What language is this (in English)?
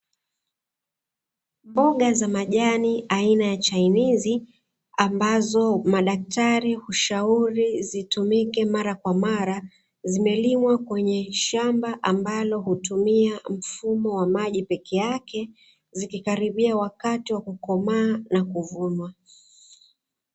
Swahili